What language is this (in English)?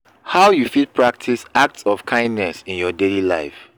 Nigerian Pidgin